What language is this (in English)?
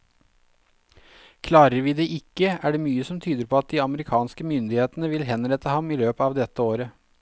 Norwegian